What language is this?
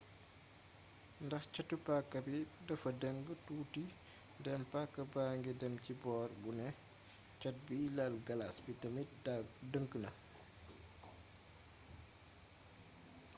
Wolof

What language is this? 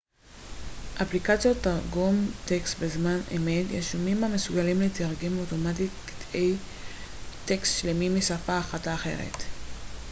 Hebrew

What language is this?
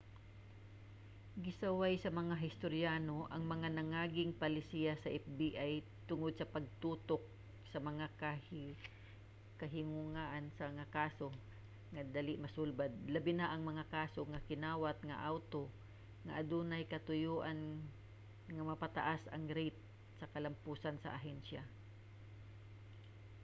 Cebuano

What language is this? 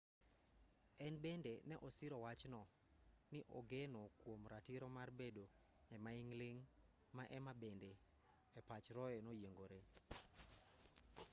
Luo (Kenya and Tanzania)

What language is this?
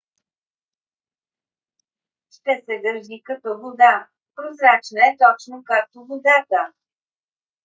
Bulgarian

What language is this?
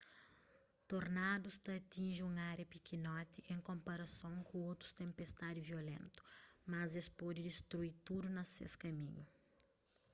Kabuverdianu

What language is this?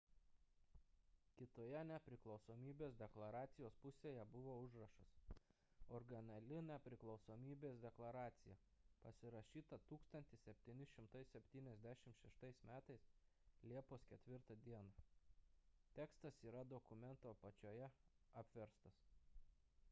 Lithuanian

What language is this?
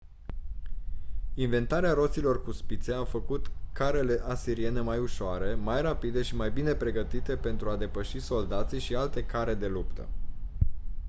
Romanian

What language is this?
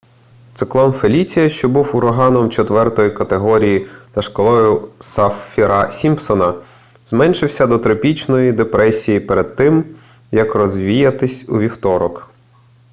Ukrainian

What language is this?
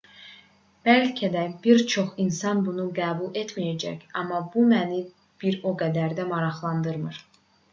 Azerbaijani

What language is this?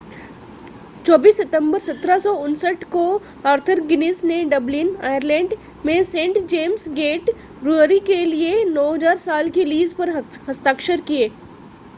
Hindi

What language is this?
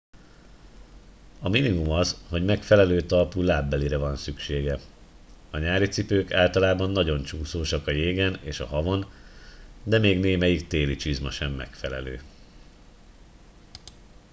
Hungarian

